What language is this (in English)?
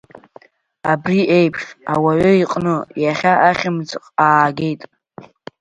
Abkhazian